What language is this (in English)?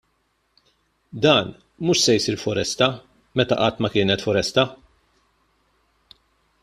Maltese